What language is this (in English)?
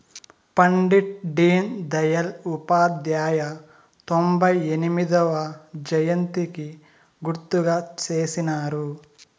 Telugu